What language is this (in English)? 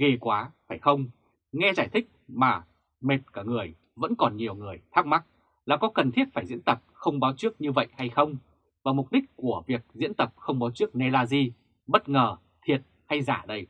Vietnamese